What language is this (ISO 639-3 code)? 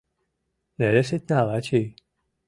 chm